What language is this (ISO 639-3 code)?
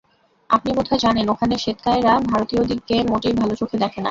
ben